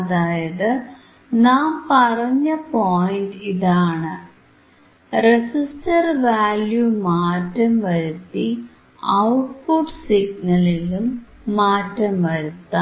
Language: Malayalam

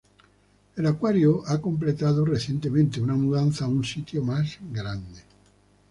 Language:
Spanish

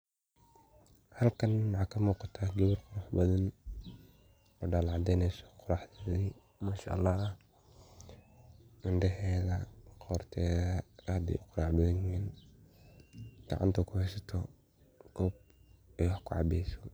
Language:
Somali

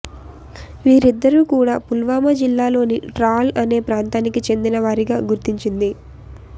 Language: Telugu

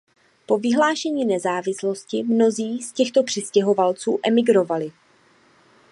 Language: Czech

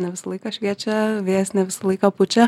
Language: Lithuanian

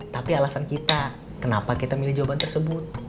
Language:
Indonesian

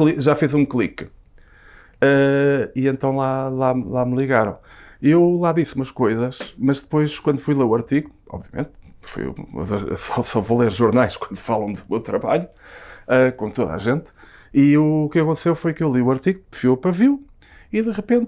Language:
Portuguese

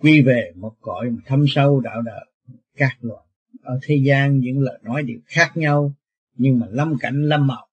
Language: Vietnamese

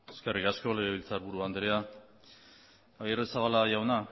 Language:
Basque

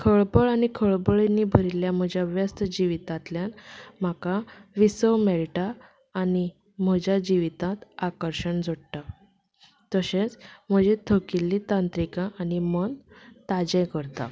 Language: Konkani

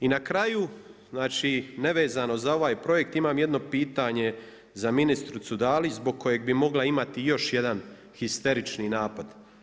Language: Croatian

